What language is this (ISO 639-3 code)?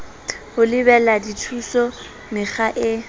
sot